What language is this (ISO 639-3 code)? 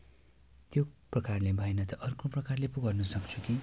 nep